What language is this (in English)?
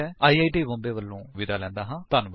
Punjabi